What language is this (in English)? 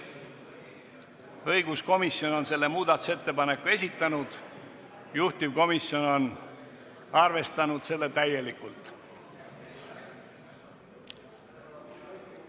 Estonian